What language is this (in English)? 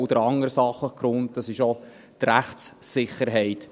Swiss German